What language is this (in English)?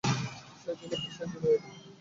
Bangla